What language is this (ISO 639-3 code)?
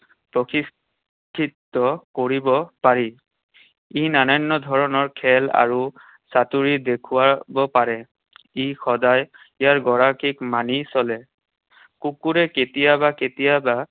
asm